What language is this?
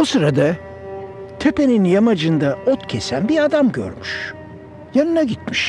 Turkish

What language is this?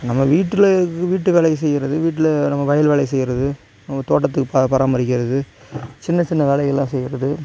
Tamil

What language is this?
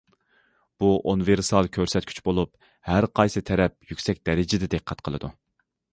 Uyghur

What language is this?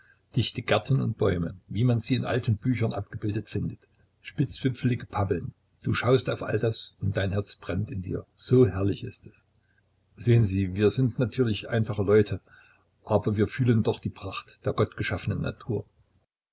German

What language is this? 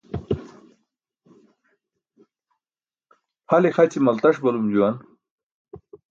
Burushaski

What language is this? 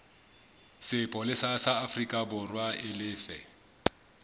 Southern Sotho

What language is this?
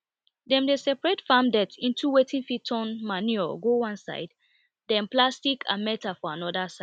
Nigerian Pidgin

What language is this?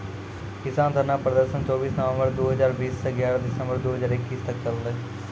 Maithili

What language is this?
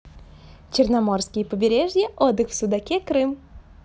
Russian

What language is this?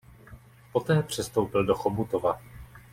Czech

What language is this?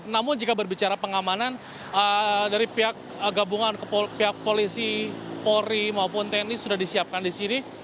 Indonesian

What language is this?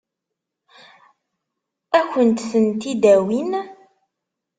Kabyle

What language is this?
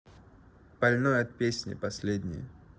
Russian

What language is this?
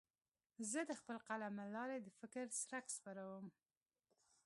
Pashto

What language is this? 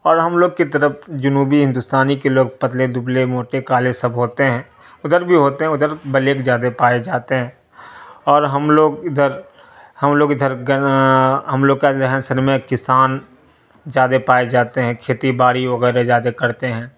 Urdu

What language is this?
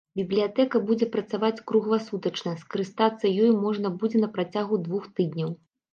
Belarusian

